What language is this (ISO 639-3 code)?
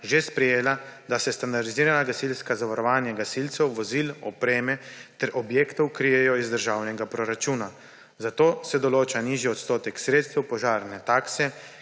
slv